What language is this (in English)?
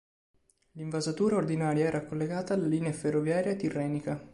Italian